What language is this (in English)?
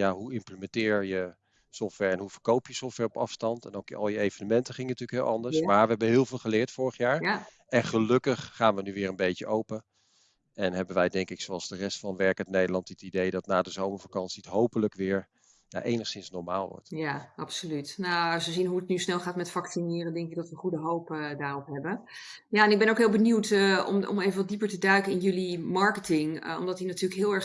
Dutch